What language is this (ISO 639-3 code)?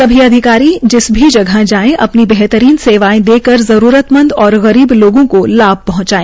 hin